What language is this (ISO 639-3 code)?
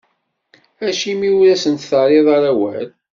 kab